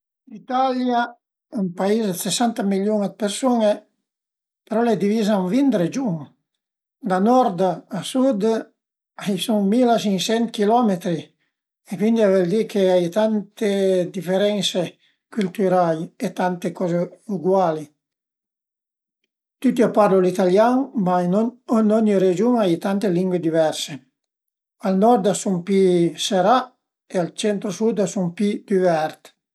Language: Piedmontese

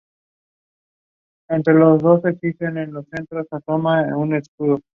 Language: Spanish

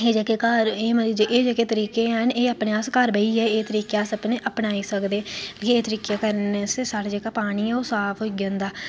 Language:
Dogri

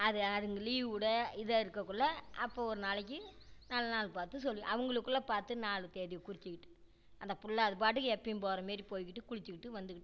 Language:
Tamil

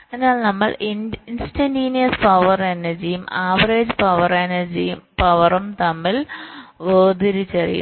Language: Malayalam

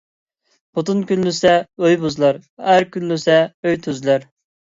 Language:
Uyghur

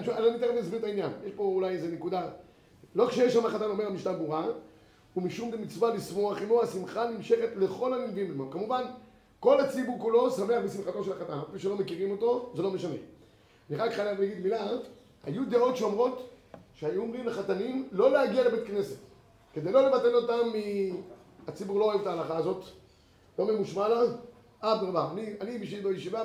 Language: Hebrew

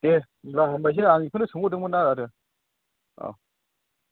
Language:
Bodo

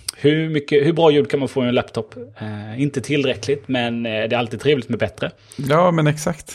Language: Swedish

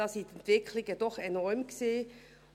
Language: Swiss German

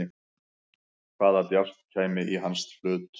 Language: Icelandic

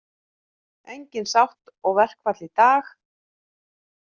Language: Icelandic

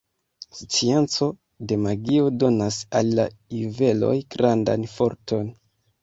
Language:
Esperanto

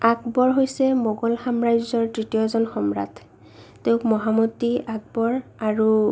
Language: Assamese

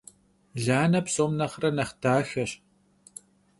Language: Kabardian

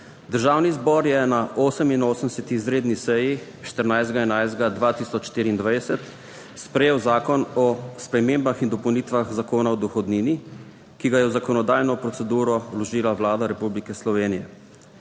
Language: Slovenian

